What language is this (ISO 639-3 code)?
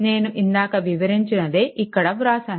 tel